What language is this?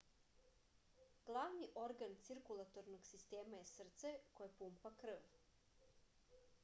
Serbian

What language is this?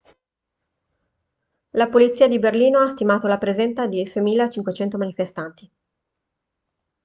Italian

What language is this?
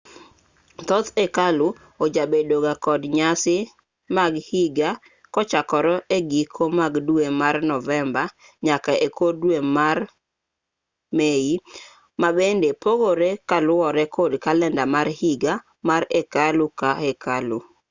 Luo (Kenya and Tanzania)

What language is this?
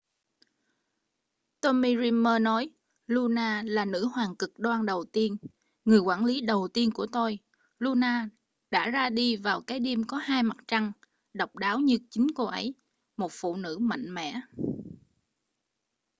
Vietnamese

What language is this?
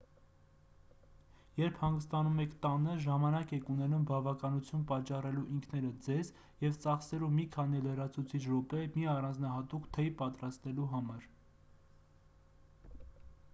Armenian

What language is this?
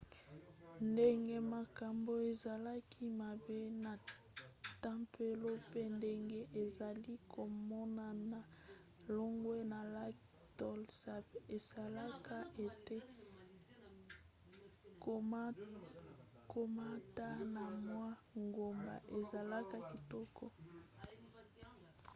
Lingala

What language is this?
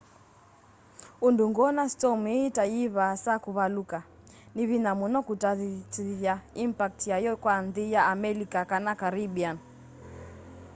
Kamba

